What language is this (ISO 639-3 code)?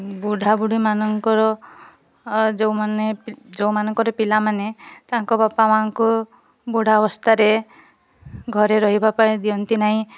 ori